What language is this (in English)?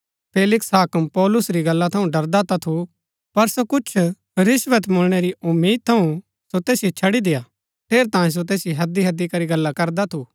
Gaddi